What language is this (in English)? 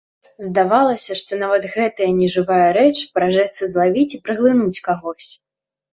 Belarusian